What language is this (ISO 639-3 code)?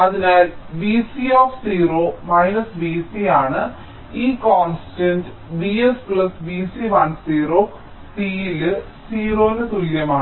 mal